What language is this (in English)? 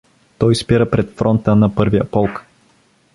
Bulgarian